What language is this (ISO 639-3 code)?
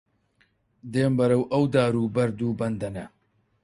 ckb